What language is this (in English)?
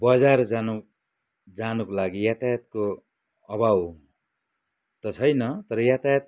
Nepali